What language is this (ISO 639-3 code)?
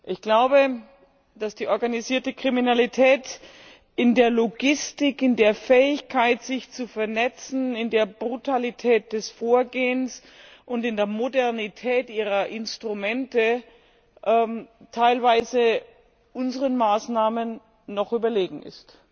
deu